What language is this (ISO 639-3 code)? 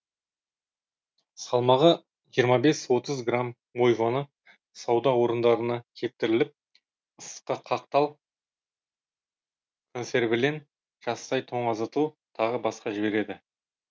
kaz